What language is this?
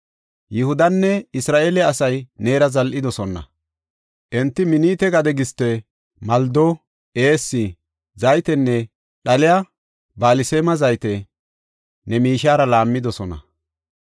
Gofa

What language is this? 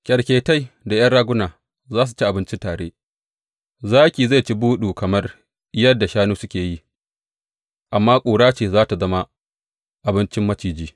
Hausa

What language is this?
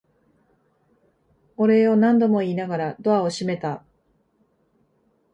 Japanese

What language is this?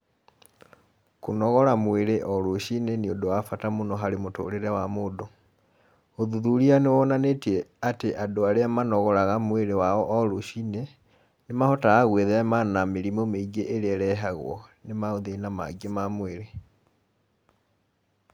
Kikuyu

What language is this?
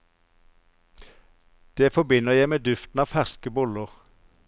Norwegian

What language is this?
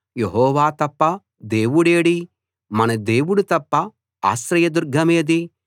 Telugu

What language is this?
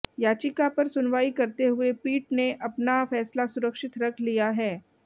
Hindi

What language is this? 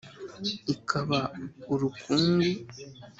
Kinyarwanda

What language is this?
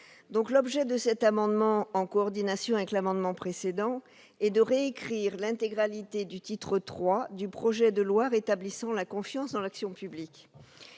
French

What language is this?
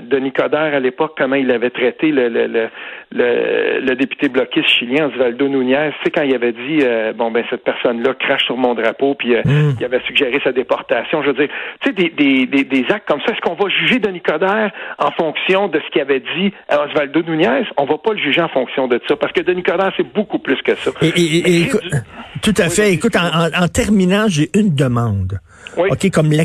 French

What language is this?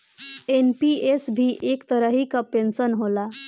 Bhojpuri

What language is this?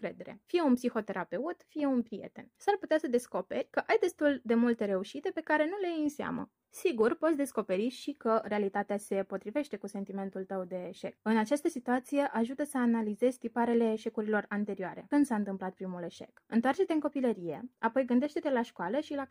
Romanian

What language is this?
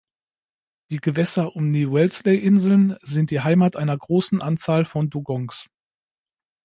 German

